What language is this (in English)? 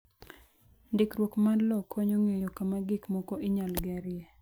Luo (Kenya and Tanzania)